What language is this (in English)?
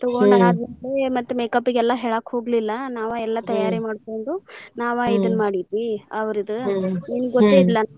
Kannada